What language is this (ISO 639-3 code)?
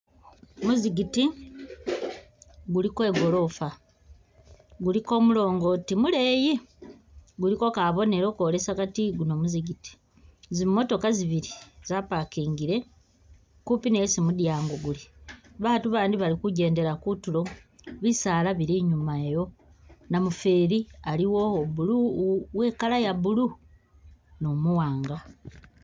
myx